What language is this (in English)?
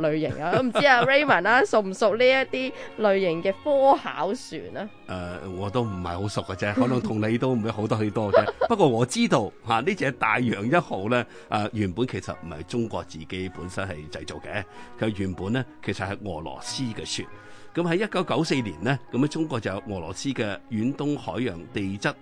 Chinese